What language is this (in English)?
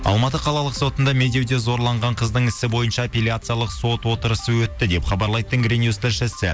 Kazakh